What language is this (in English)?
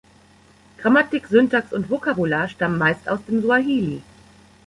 German